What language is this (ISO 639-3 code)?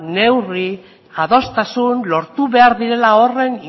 eus